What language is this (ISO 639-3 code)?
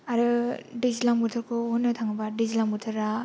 brx